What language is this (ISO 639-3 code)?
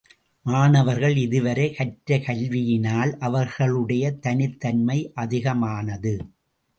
tam